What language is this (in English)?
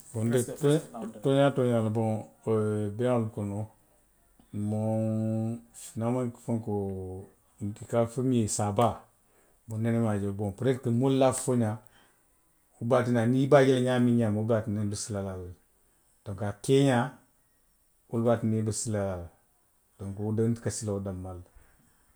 Western Maninkakan